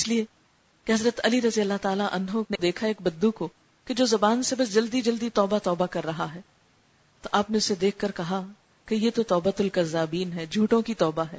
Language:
Urdu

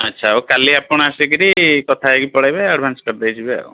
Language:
Odia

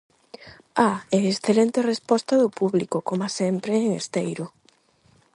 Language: Galician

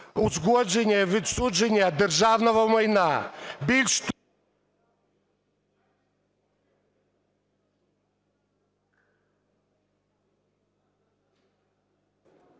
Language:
Ukrainian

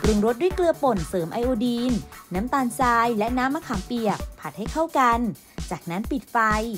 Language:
Thai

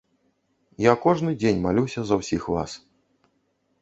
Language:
Belarusian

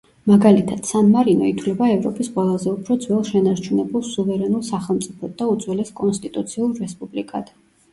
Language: Georgian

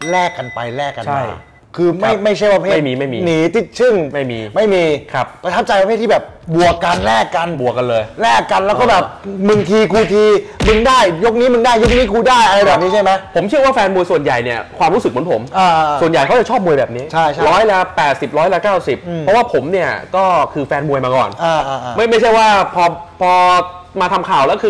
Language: Thai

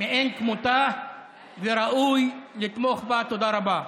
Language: Hebrew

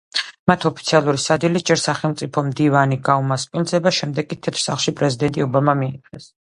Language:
Georgian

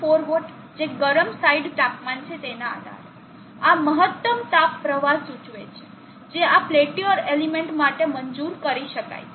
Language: Gujarati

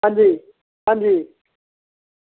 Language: Dogri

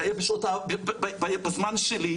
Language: Hebrew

